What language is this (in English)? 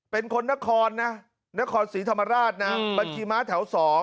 Thai